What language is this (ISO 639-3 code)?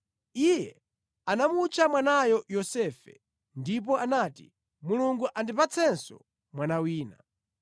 nya